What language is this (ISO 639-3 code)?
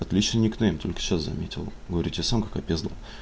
rus